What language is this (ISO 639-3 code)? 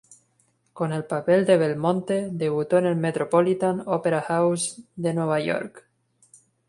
spa